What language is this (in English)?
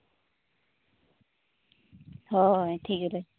Santali